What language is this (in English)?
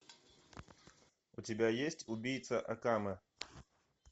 Russian